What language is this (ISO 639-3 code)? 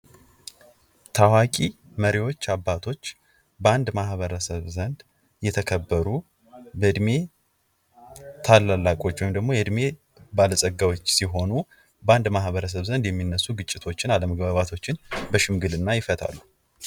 amh